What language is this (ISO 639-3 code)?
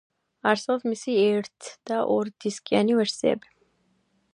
kat